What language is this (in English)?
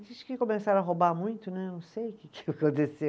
Portuguese